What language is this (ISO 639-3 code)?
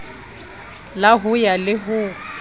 sot